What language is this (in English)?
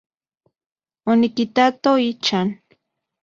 Central Puebla Nahuatl